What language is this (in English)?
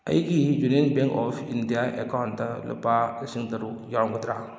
Manipuri